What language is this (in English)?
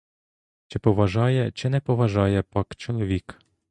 Ukrainian